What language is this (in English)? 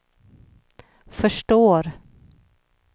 Swedish